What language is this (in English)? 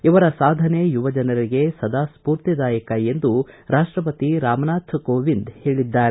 Kannada